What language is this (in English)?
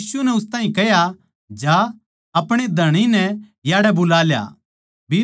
Haryanvi